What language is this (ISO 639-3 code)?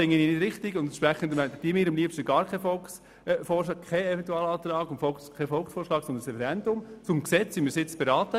gsw